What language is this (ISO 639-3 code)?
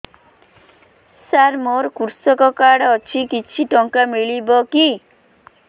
ori